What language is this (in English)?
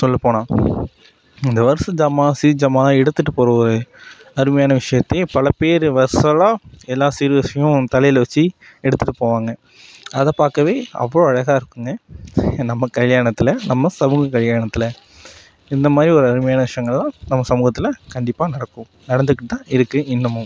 Tamil